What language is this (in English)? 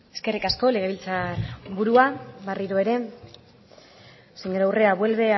Basque